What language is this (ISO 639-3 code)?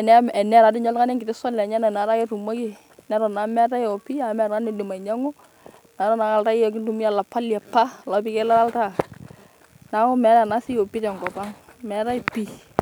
mas